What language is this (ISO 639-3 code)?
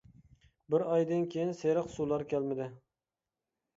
uig